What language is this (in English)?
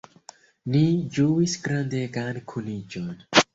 Esperanto